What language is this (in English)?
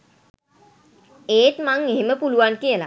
Sinhala